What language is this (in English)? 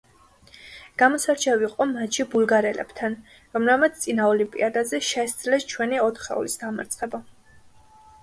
Georgian